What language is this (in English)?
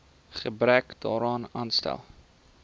Afrikaans